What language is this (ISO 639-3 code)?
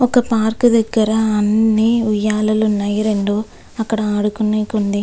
tel